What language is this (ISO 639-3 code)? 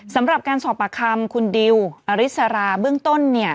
tha